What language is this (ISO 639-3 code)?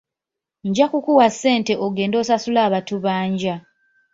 lug